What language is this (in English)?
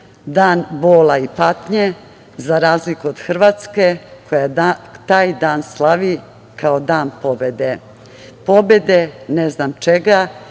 Serbian